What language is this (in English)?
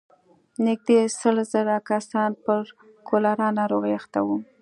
Pashto